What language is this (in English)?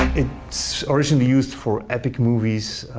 English